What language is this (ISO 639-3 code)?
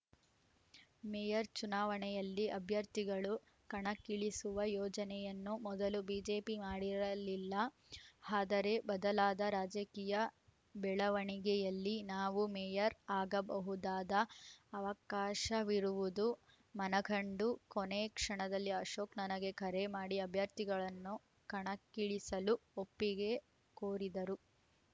kan